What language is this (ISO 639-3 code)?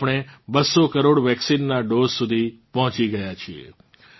guj